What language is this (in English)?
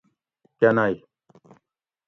Gawri